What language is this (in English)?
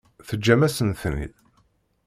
Kabyle